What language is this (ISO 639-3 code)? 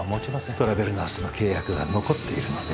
jpn